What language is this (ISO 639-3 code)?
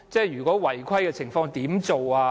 yue